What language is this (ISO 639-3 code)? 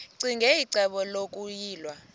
xho